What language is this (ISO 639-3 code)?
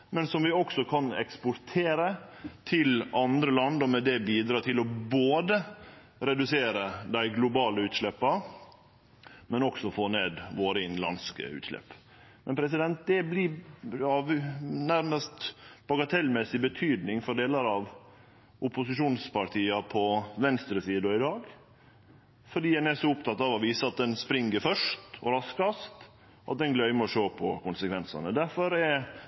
nno